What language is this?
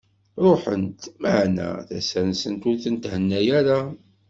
Kabyle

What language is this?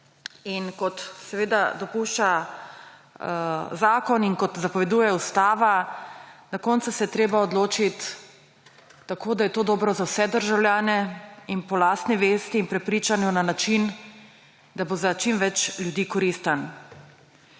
Slovenian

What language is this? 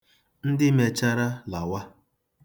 Igbo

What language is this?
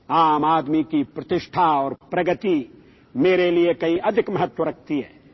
Urdu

